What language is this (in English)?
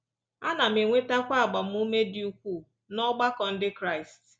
Igbo